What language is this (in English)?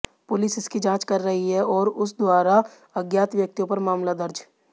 Hindi